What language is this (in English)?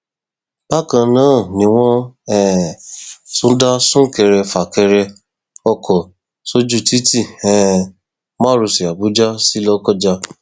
Yoruba